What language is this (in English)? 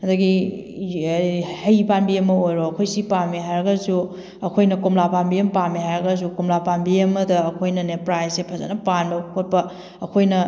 Manipuri